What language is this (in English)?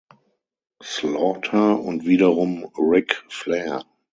German